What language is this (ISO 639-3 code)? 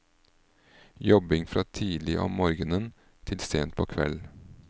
nor